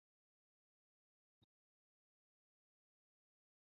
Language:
Swahili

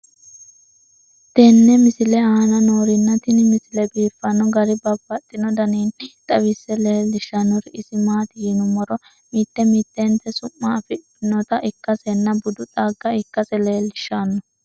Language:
Sidamo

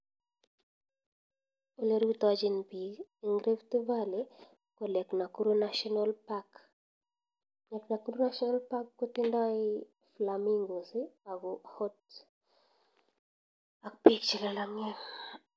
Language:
Kalenjin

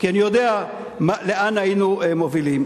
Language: Hebrew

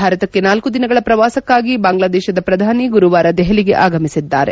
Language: Kannada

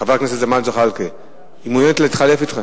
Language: Hebrew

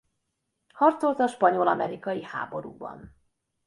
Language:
Hungarian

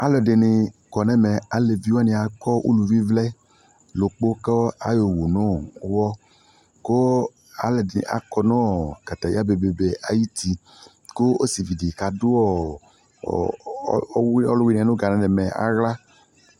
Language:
Ikposo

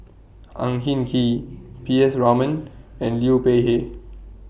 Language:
English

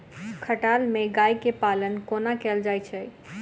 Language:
Maithili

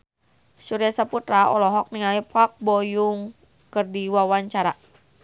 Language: Sundanese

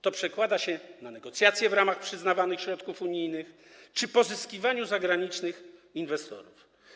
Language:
Polish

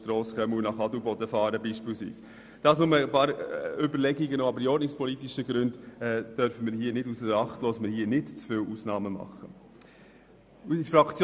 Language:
Swiss German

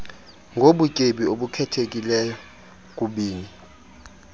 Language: Xhosa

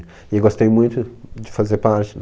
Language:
Portuguese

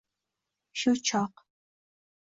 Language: Uzbek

